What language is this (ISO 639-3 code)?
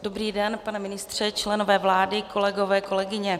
ces